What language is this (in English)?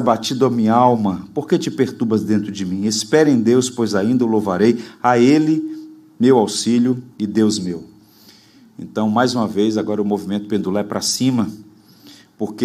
Portuguese